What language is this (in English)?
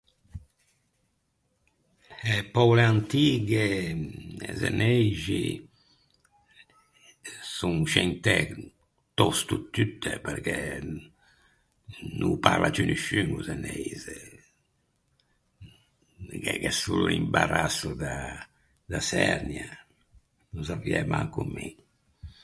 Ligurian